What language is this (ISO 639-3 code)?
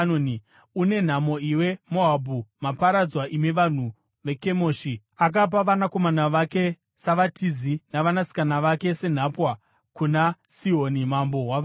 sna